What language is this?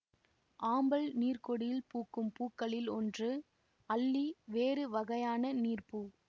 Tamil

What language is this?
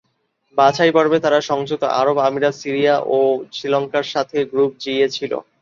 Bangla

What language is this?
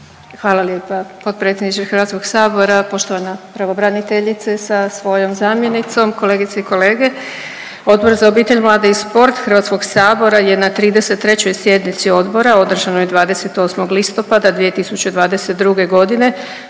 Croatian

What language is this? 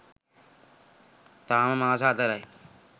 Sinhala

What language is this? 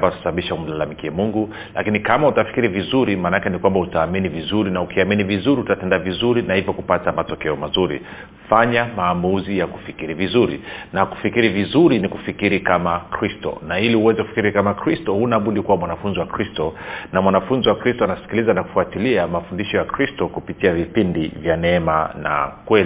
Swahili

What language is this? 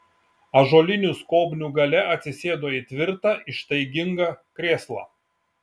Lithuanian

